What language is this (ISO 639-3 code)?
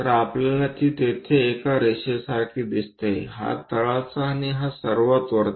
mar